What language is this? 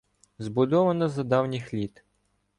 Ukrainian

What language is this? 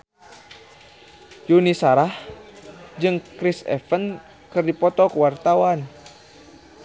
Sundanese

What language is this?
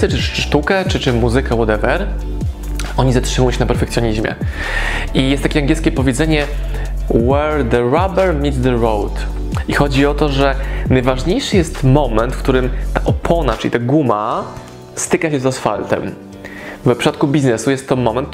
Polish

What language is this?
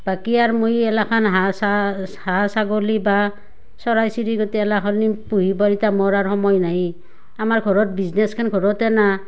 Assamese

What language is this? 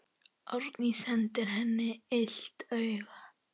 Icelandic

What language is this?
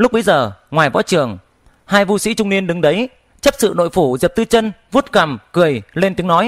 Vietnamese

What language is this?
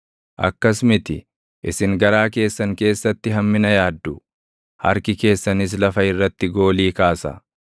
Oromo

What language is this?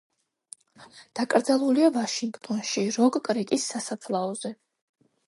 Georgian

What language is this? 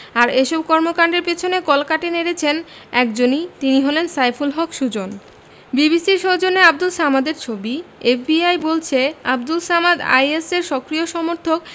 Bangla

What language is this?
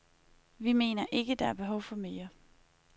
Danish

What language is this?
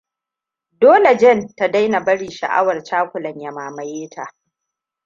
Hausa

